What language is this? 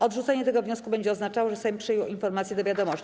Polish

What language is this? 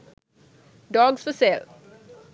Sinhala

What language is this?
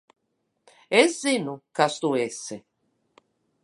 Latvian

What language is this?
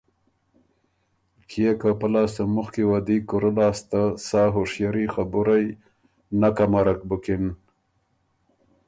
Ormuri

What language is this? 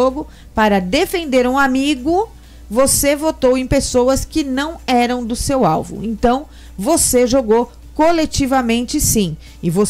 Portuguese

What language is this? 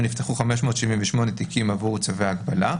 Hebrew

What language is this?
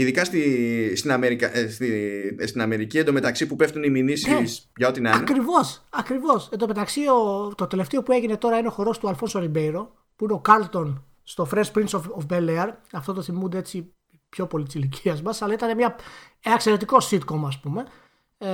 Greek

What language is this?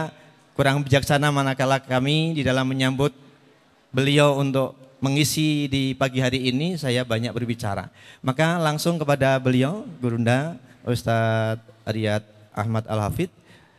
Indonesian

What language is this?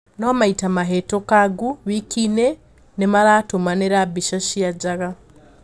Kikuyu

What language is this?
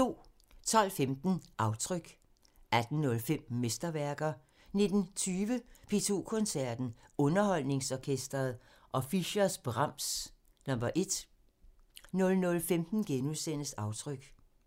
Danish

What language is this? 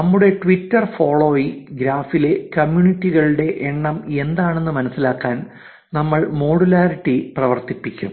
Malayalam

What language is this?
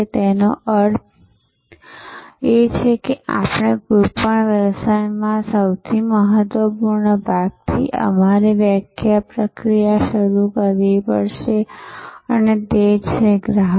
Gujarati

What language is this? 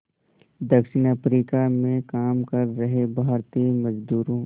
Hindi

